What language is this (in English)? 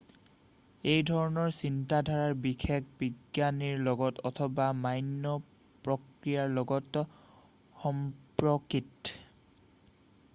Assamese